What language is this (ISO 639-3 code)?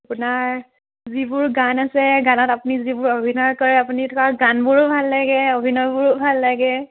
asm